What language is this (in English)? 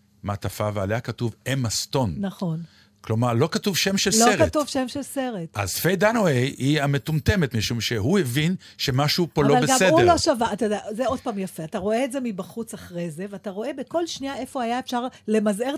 Hebrew